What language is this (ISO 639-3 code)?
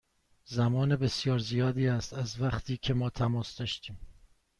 fas